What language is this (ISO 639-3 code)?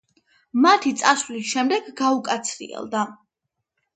kat